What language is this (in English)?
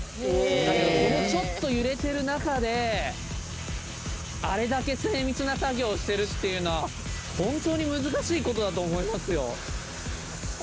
Japanese